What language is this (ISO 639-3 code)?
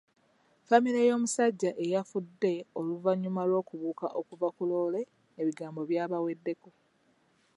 lug